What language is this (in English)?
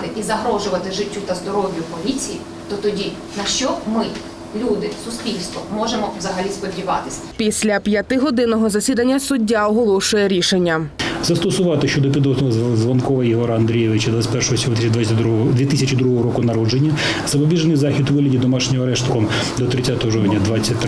Ukrainian